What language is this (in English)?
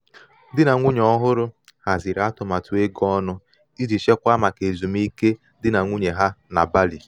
Igbo